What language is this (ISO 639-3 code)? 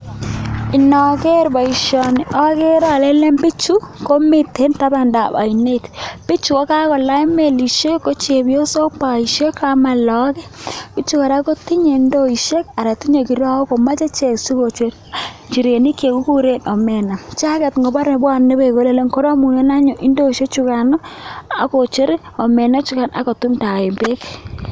kln